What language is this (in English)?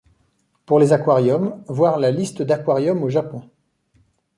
French